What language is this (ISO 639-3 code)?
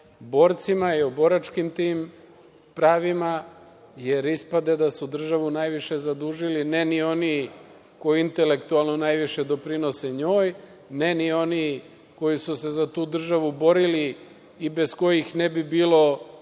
srp